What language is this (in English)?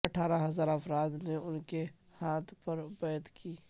Urdu